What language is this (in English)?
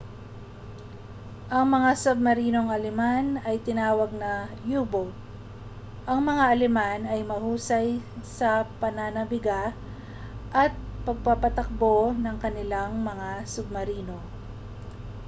Filipino